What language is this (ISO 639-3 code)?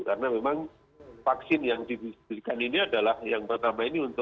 ind